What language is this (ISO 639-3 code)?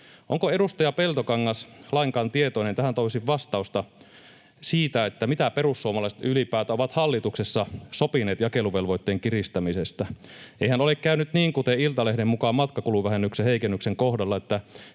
fin